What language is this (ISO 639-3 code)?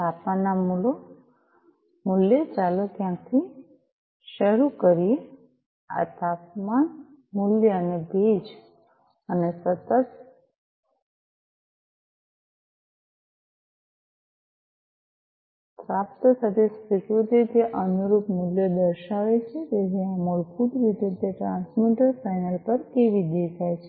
guj